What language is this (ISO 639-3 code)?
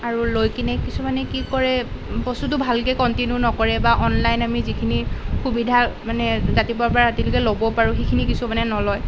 asm